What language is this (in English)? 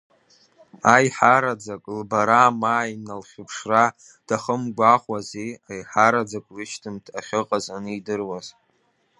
Abkhazian